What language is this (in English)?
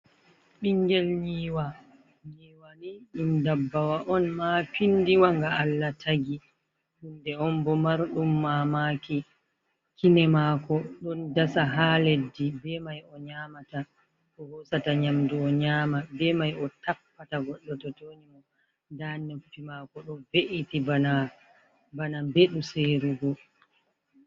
Fula